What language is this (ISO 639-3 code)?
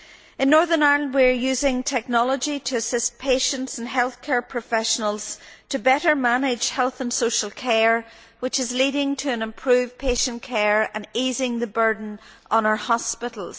eng